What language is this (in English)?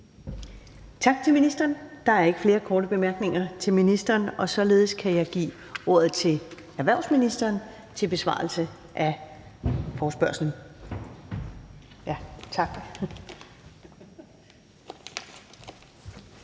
Danish